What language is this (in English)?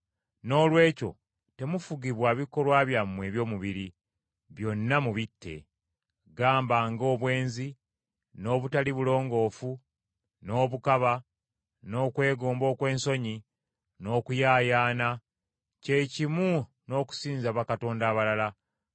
Ganda